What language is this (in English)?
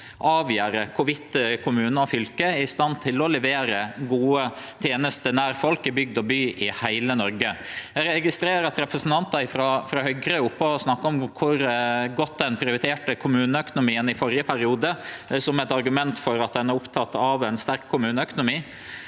Norwegian